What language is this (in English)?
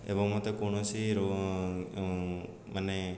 Odia